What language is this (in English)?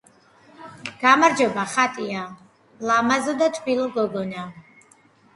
Georgian